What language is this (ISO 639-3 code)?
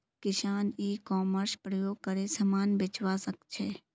mag